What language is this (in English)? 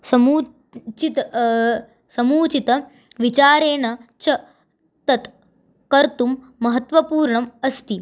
Sanskrit